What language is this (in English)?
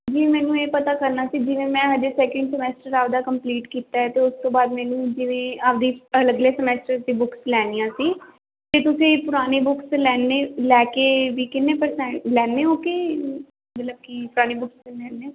Punjabi